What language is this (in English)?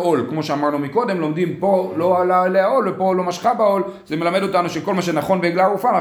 Hebrew